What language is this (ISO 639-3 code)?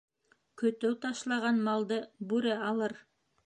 bak